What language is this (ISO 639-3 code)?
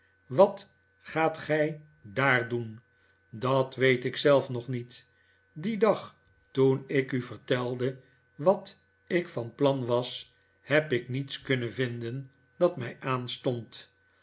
nld